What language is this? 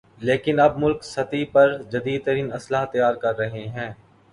Urdu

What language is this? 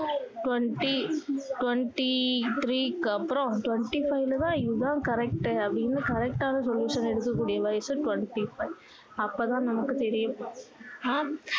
Tamil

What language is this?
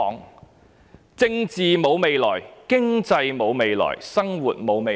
Cantonese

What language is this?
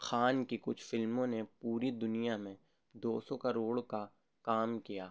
Urdu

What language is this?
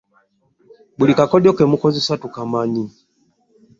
Ganda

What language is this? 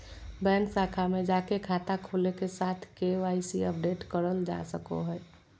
Magahi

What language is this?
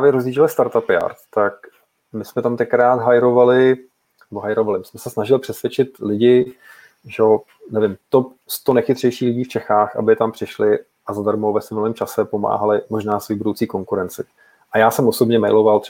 Czech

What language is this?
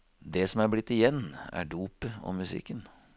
Norwegian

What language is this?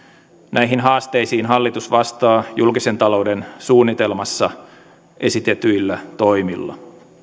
Finnish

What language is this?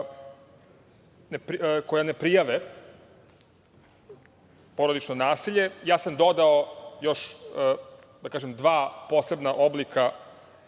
Serbian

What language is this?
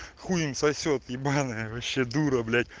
Russian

